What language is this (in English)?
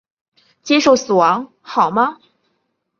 Chinese